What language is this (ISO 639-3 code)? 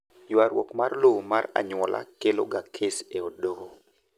luo